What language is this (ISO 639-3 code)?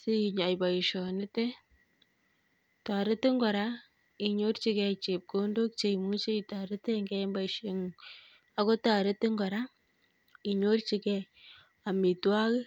kln